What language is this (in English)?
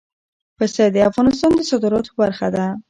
Pashto